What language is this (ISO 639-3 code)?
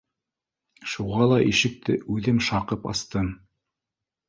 bak